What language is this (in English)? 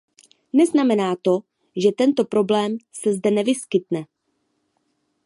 Czech